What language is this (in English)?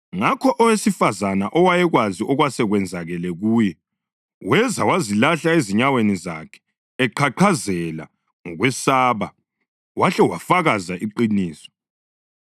North Ndebele